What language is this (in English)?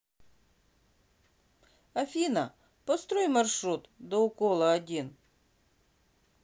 Russian